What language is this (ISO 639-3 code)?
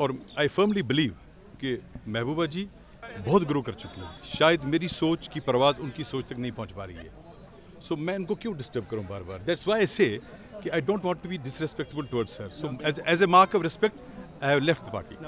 hin